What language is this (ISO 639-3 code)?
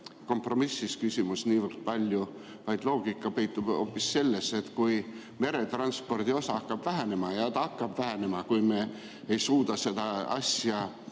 est